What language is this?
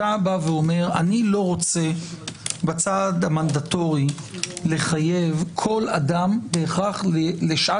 Hebrew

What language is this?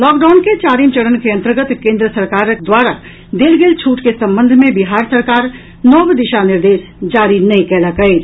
Maithili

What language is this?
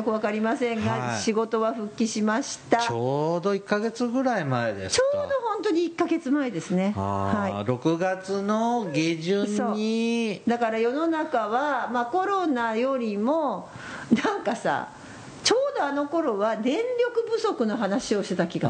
Japanese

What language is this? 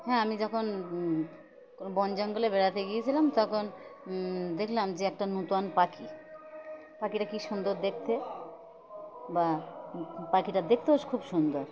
Bangla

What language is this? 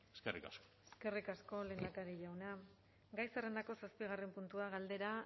Basque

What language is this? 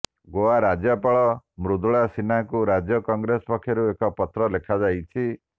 Odia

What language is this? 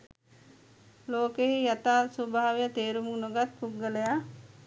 Sinhala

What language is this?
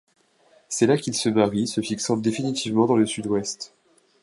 French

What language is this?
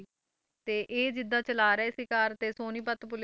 Punjabi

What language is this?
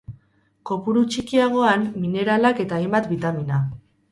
Basque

